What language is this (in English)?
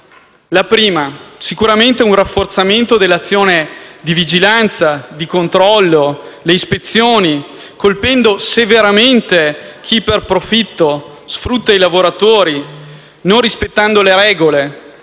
Italian